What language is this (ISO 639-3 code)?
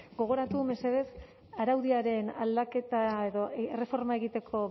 eus